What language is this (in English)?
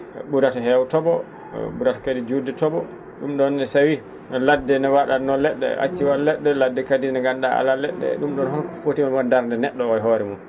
Fula